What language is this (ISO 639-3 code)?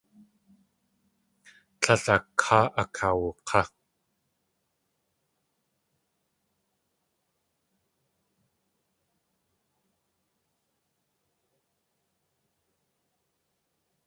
tli